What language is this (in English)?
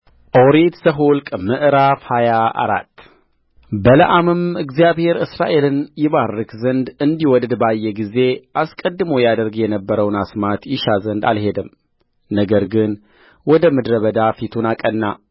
Amharic